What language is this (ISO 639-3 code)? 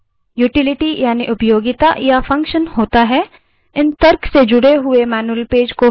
hin